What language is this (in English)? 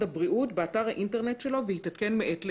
Hebrew